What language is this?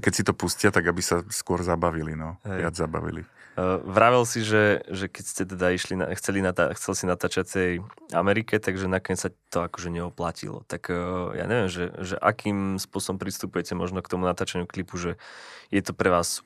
Slovak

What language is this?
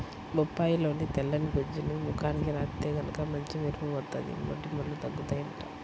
Telugu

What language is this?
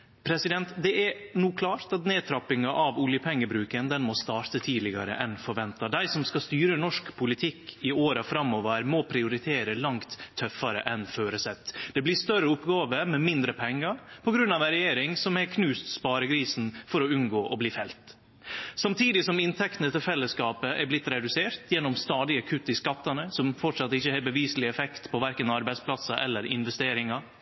Norwegian Nynorsk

